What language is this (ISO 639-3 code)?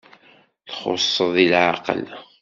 kab